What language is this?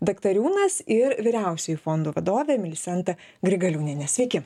Lithuanian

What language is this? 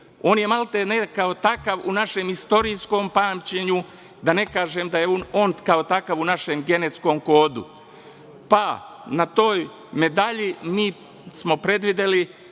Serbian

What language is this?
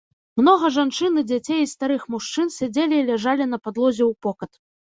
Belarusian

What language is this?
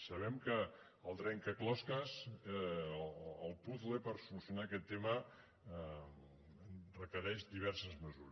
Catalan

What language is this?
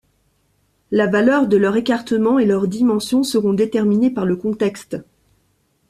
French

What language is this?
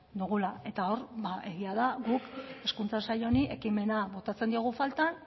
Basque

